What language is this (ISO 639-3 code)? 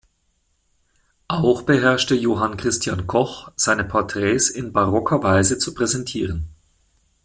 deu